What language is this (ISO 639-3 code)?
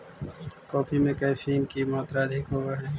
mag